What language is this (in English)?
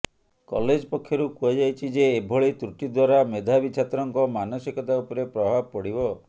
Odia